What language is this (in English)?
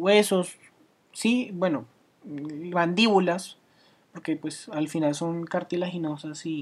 Spanish